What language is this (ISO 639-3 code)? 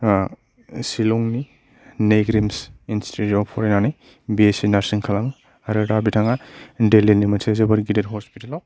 brx